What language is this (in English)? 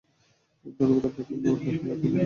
Bangla